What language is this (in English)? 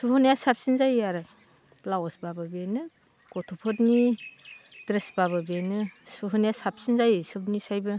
Bodo